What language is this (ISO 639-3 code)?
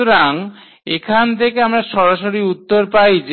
ben